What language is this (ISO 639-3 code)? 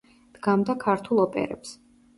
kat